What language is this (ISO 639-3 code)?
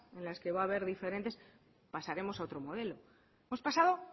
spa